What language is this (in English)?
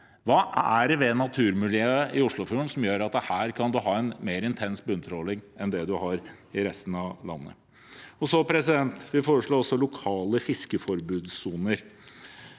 Norwegian